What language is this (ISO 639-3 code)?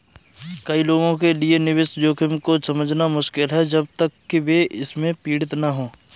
hin